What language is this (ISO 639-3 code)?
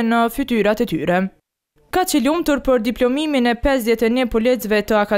ron